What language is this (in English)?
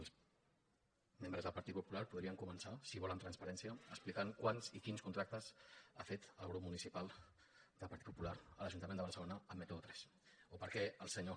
Catalan